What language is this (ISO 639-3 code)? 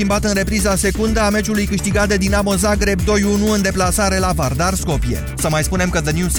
ron